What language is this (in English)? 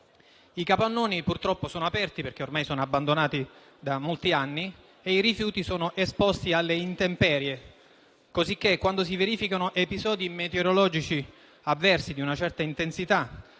Italian